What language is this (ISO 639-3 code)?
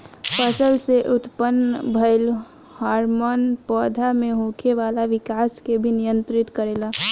bho